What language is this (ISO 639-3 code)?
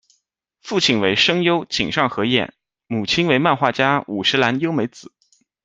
zho